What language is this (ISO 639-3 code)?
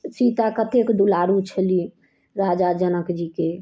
mai